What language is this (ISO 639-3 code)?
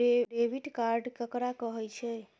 mai